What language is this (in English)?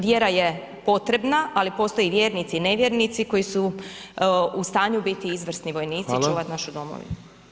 Croatian